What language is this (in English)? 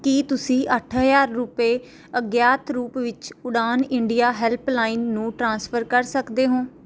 Punjabi